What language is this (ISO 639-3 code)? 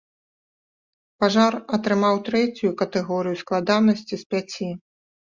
bel